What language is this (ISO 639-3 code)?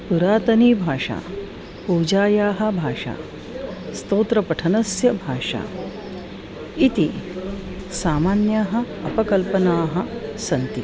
san